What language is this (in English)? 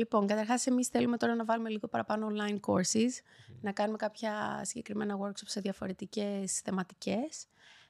Greek